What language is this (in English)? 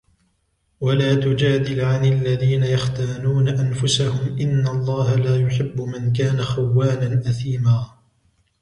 Arabic